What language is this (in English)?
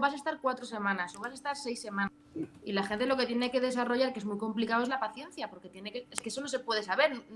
Spanish